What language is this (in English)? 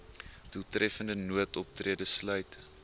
Afrikaans